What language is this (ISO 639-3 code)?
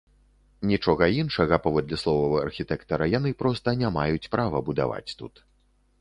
bel